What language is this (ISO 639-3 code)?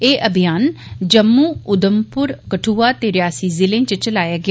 doi